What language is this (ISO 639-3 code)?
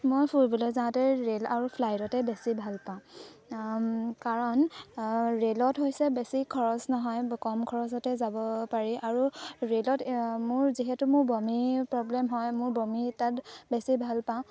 asm